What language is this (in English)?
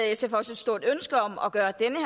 Danish